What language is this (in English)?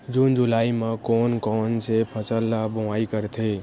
Chhattisgarhi